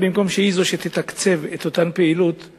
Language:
Hebrew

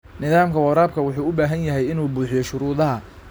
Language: Somali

